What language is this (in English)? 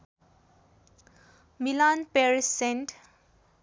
Nepali